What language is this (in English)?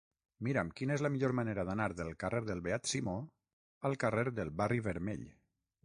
Catalan